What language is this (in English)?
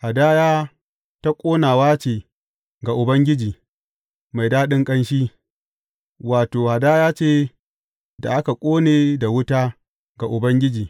Hausa